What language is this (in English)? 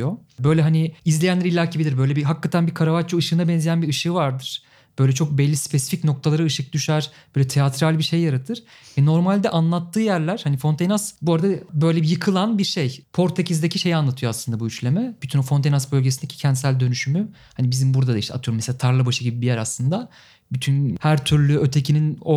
Turkish